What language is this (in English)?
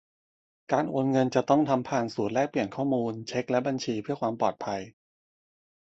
Thai